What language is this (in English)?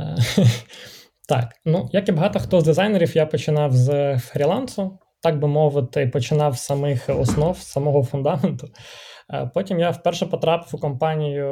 Ukrainian